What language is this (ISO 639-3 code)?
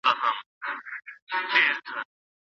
pus